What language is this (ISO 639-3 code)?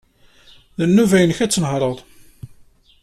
kab